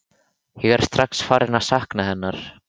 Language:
Icelandic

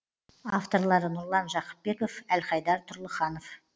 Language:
Kazakh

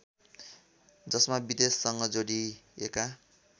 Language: Nepali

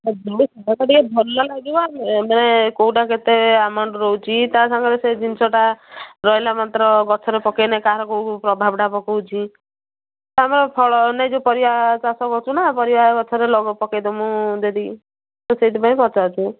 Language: Odia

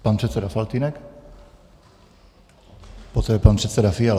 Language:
Czech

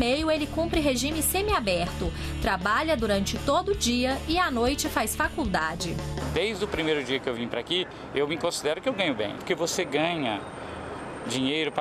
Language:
Portuguese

